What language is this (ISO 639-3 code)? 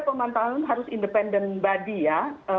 ind